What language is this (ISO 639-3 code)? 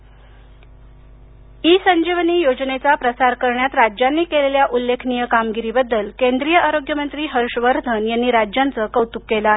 mar